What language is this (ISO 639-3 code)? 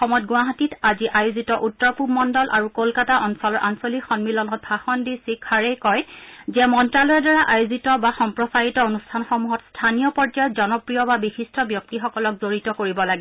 asm